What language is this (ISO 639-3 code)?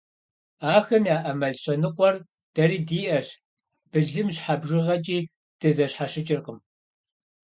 kbd